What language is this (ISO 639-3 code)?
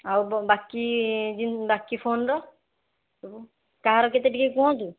ori